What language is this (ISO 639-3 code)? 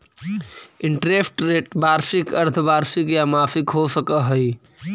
mag